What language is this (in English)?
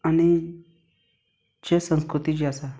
Konkani